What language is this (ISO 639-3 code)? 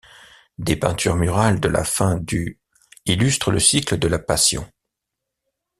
fra